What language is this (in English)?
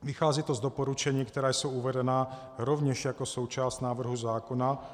Czech